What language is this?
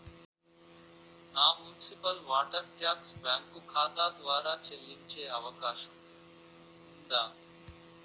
Telugu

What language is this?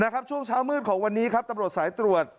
Thai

